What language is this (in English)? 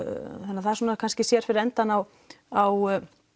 Icelandic